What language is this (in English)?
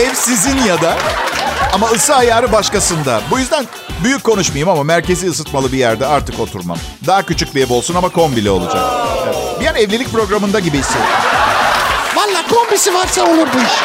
Turkish